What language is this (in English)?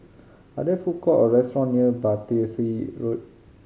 English